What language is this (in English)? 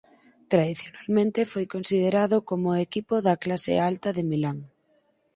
Galician